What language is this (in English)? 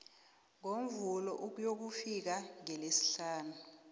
South Ndebele